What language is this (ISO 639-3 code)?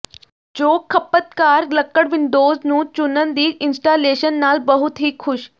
pan